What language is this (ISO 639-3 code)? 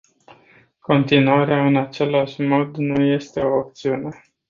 ron